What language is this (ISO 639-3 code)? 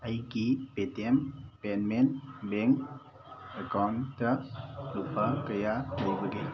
mni